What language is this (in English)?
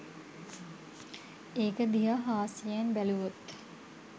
Sinhala